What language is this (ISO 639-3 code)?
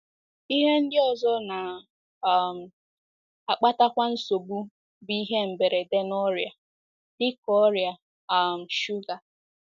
ibo